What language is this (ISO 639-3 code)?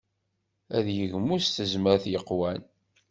kab